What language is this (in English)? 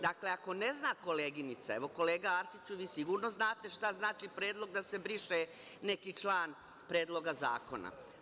Serbian